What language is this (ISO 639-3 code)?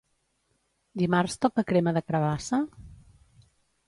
cat